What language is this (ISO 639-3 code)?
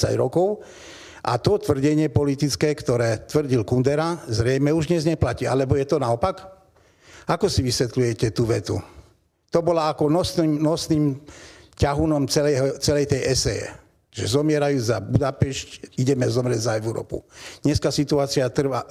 ces